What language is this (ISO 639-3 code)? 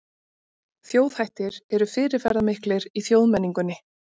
isl